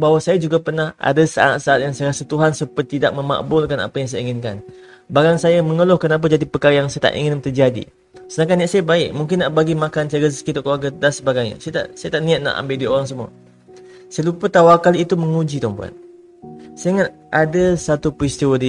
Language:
Malay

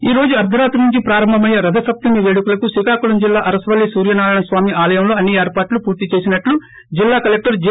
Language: Telugu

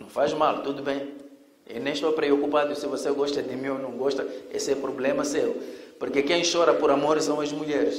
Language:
Portuguese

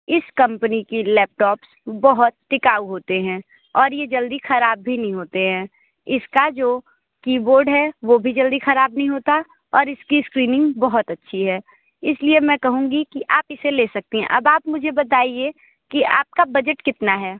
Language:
Hindi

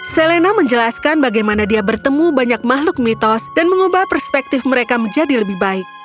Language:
Indonesian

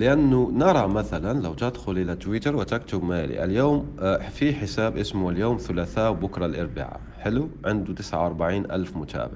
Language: Arabic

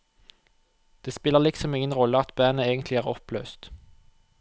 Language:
Norwegian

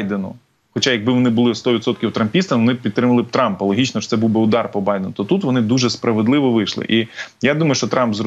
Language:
Ukrainian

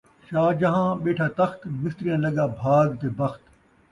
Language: Saraiki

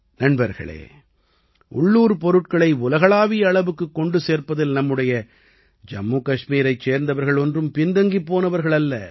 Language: Tamil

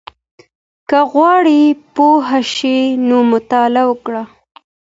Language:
Pashto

